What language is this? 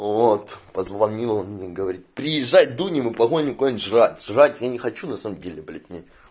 Russian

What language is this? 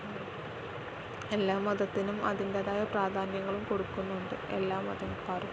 Malayalam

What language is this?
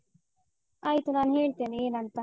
Kannada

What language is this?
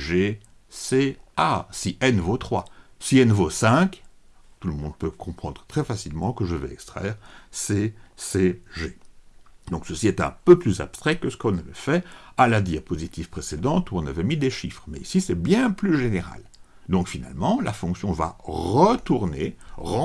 French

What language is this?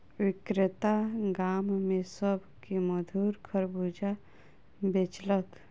Maithili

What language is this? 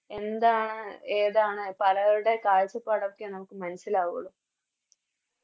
Malayalam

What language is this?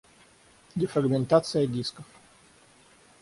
Russian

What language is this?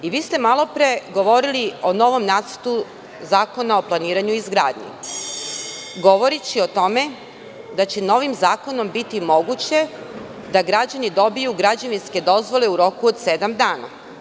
Serbian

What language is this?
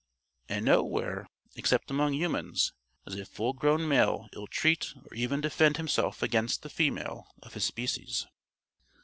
English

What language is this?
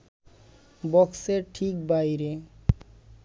Bangla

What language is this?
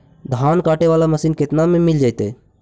Magahi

